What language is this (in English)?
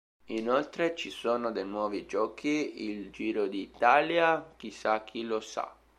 Italian